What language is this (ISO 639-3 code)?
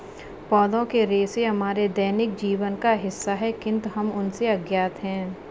hin